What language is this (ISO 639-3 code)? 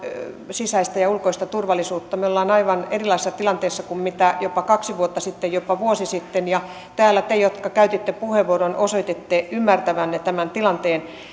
fin